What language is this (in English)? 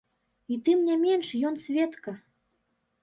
Belarusian